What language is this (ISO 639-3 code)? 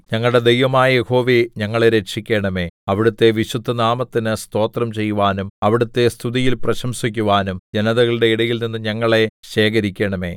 mal